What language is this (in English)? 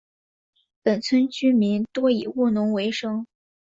Chinese